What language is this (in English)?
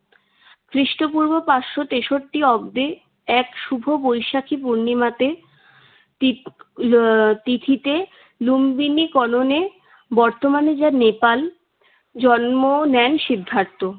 Bangla